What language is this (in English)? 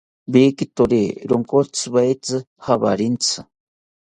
South Ucayali Ashéninka